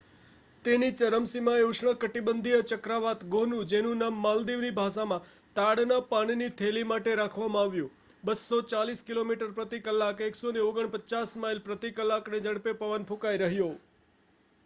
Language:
Gujarati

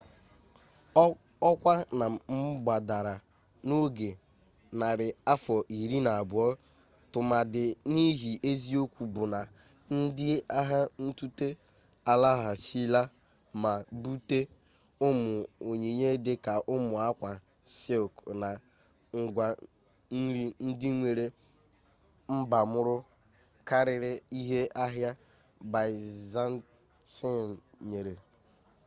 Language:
Igbo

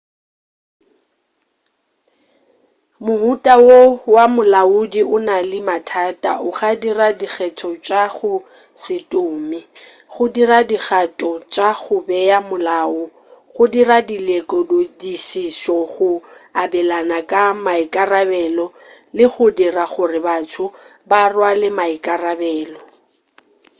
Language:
Northern Sotho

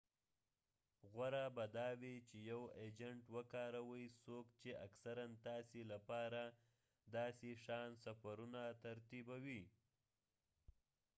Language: Pashto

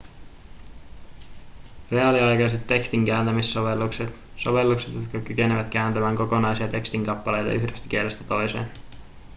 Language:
Finnish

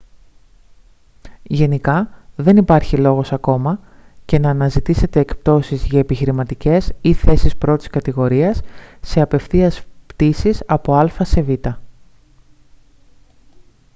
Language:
Greek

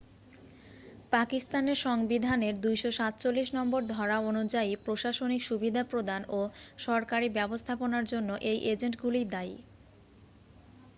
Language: Bangla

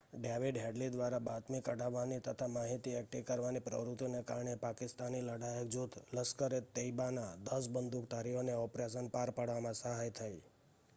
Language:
Gujarati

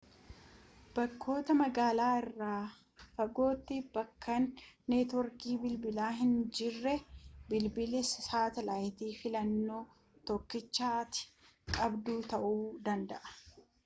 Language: Oromo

